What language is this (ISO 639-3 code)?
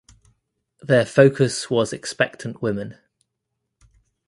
eng